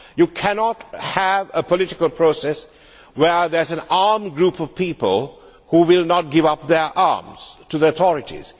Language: English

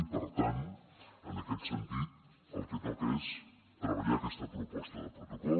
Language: Catalan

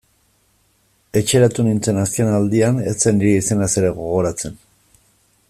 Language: Basque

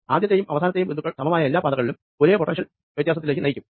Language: Malayalam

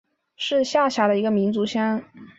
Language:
Chinese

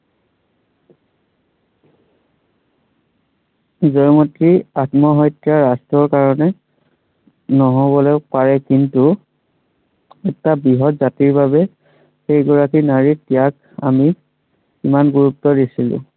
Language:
Assamese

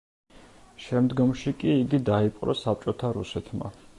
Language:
Georgian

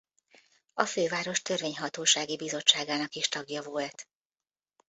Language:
Hungarian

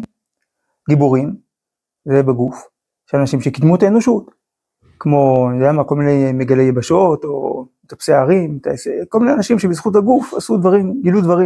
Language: Hebrew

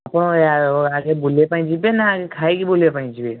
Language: Odia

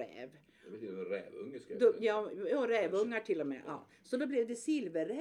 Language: Swedish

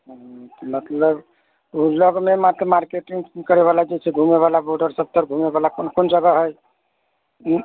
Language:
Maithili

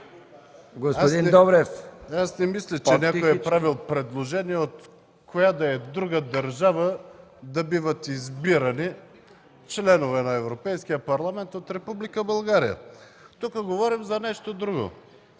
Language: Bulgarian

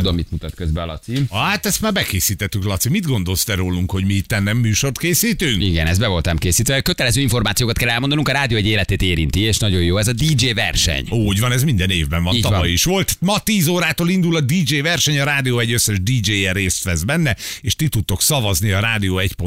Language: Hungarian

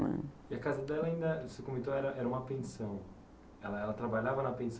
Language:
Portuguese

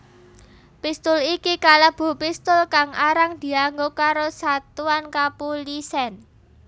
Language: Javanese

